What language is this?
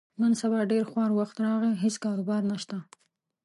Pashto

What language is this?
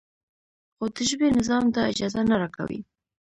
Pashto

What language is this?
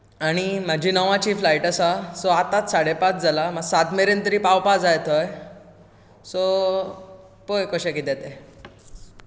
Konkani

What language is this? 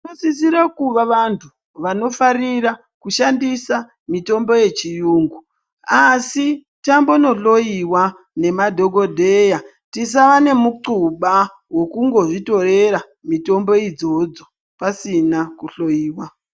Ndau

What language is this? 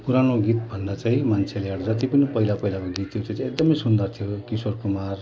Nepali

